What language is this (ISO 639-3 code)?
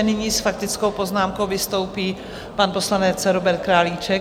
ces